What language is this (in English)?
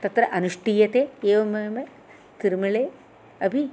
Sanskrit